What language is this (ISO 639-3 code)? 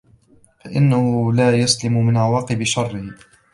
ara